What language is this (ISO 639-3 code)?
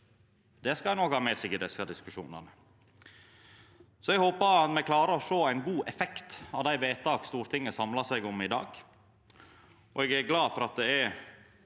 nor